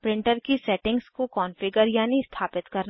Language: Hindi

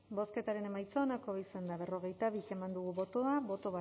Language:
Basque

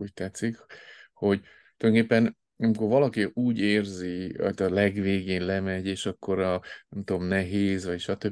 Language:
Hungarian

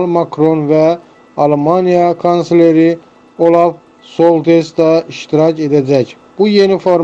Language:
Turkish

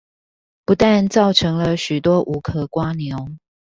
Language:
Chinese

